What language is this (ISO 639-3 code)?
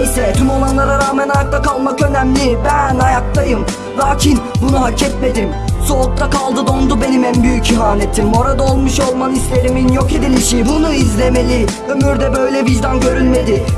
tur